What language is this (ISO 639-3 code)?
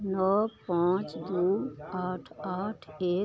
mai